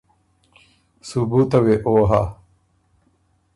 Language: Ormuri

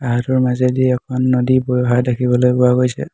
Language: Assamese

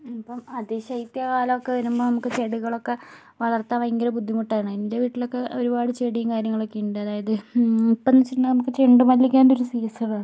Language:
Malayalam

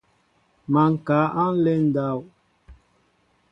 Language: Mbo (Cameroon)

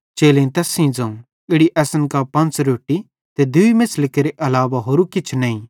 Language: Bhadrawahi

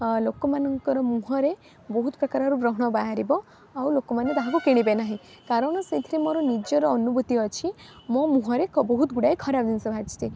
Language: Odia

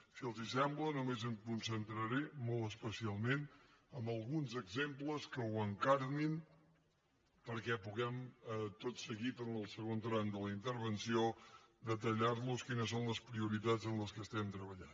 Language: Catalan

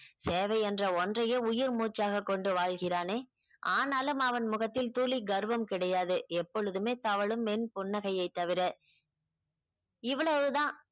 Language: Tamil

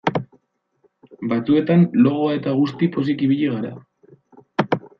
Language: Basque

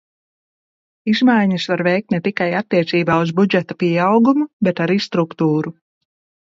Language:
Latvian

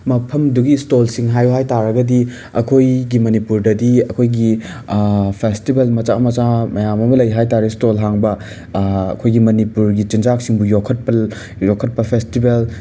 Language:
Manipuri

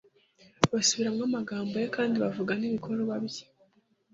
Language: Kinyarwanda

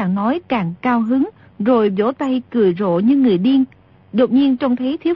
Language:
Vietnamese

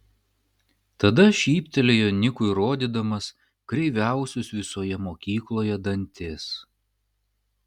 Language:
Lithuanian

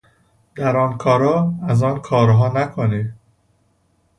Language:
Persian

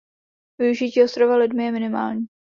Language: Czech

